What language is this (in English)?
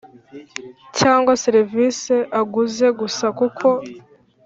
Kinyarwanda